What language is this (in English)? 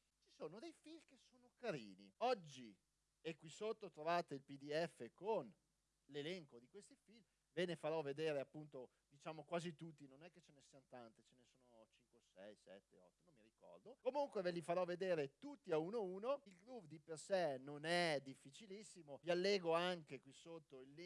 Italian